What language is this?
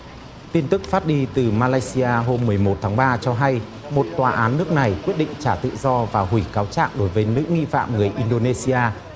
Vietnamese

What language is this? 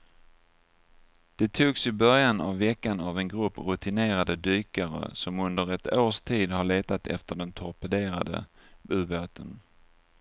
Swedish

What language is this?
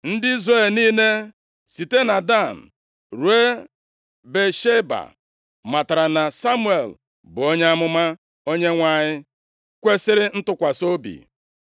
Igbo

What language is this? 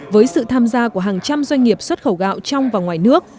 Vietnamese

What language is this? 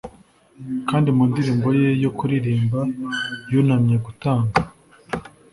Kinyarwanda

